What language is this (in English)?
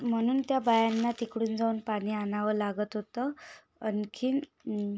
Marathi